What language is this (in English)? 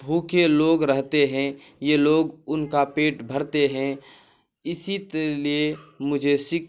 Urdu